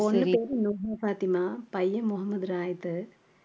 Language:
Tamil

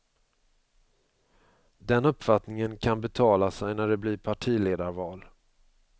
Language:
Swedish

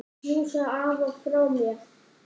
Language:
Icelandic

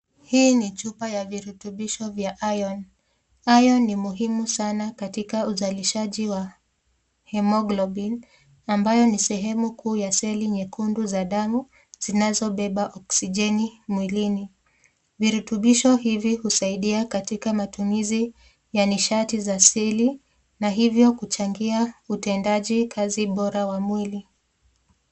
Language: Swahili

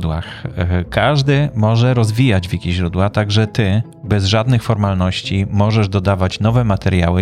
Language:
Polish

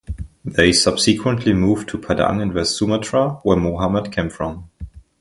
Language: English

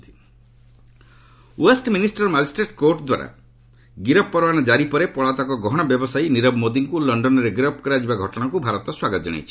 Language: Odia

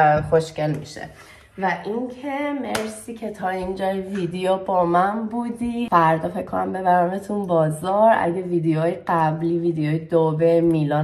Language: Persian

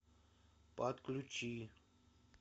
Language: Russian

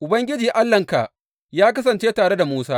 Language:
Hausa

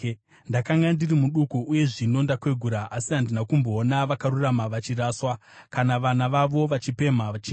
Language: Shona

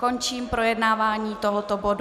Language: Czech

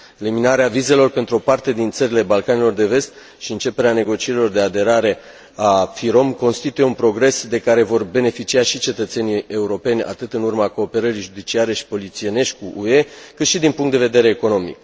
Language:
Romanian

